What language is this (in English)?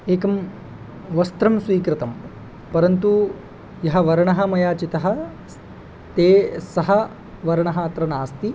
Sanskrit